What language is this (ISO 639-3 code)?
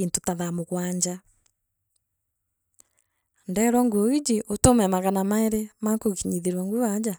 mer